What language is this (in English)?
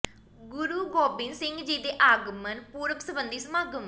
Punjabi